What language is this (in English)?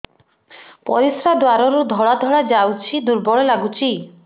Odia